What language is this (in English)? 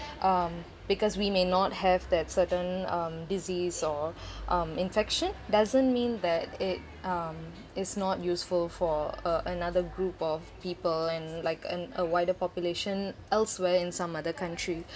English